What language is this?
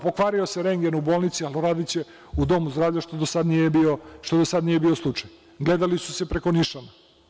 Serbian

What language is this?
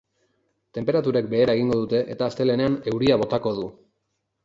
Basque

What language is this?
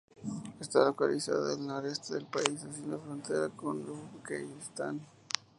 Spanish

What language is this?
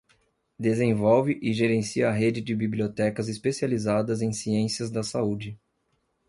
Portuguese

